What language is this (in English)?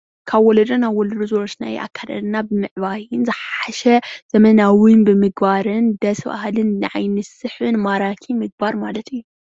Tigrinya